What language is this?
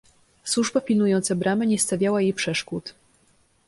Polish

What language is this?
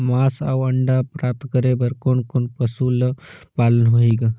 Chhattisgarhi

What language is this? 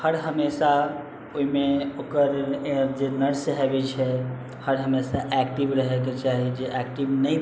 Maithili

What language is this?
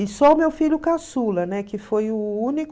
Portuguese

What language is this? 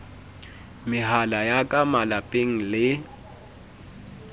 Southern Sotho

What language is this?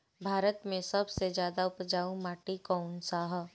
Bhojpuri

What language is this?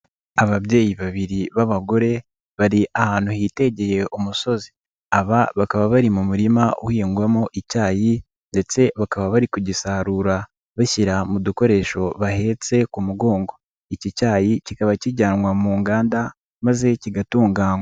Kinyarwanda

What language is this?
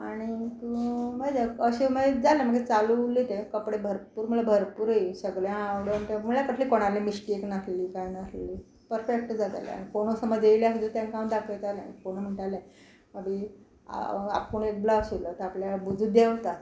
Konkani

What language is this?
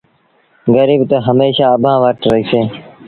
Sindhi Bhil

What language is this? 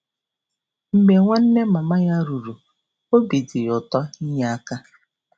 Igbo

